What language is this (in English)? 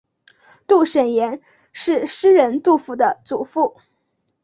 Chinese